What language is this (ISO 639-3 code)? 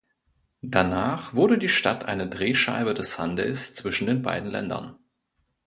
deu